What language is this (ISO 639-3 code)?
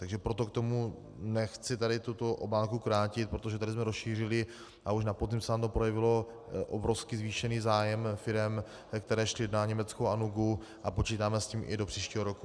ces